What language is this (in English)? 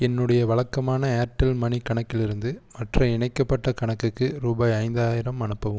Tamil